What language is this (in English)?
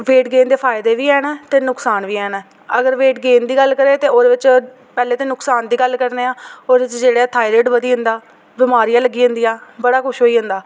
Dogri